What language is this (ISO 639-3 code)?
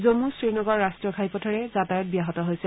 asm